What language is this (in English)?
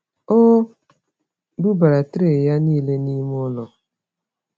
Igbo